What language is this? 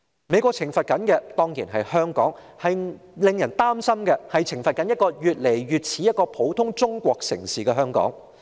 Cantonese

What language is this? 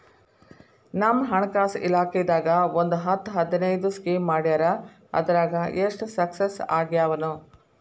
Kannada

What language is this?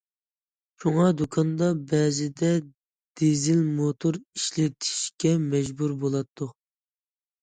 Uyghur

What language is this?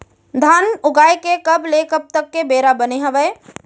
Chhattisgarhi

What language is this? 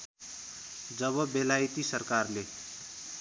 Nepali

